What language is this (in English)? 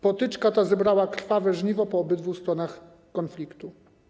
Polish